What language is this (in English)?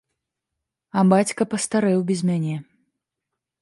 Belarusian